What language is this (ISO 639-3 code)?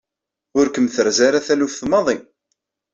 kab